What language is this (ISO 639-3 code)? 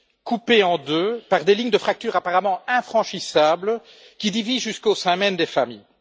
fra